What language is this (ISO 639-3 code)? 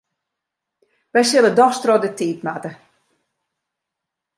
fry